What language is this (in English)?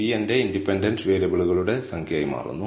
Malayalam